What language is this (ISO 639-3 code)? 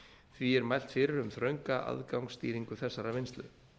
isl